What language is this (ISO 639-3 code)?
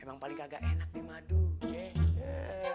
ind